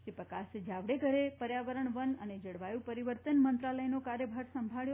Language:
Gujarati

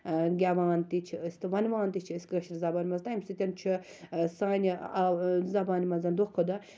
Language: Kashmiri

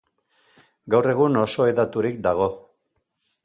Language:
Basque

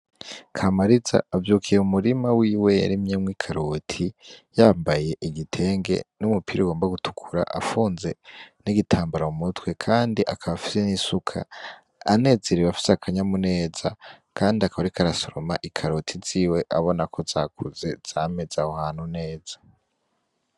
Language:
Rundi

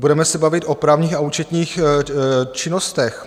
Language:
Czech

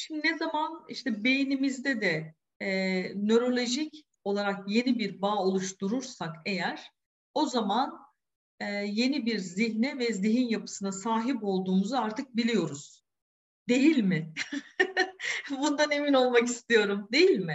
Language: Turkish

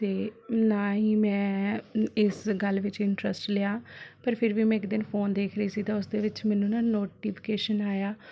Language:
Punjabi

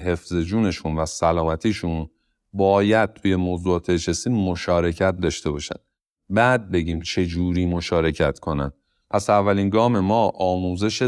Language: Persian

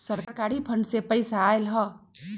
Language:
Magahi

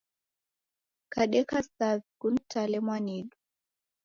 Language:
Taita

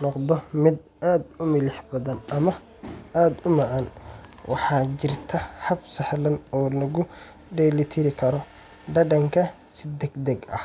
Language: Somali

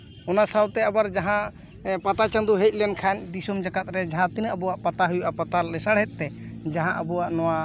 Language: Santali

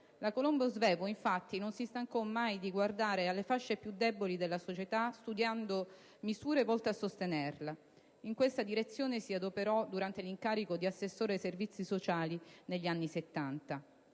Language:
Italian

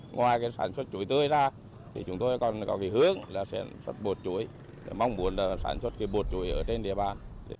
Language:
Vietnamese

